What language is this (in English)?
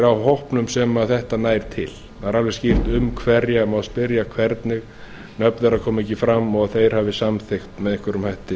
Icelandic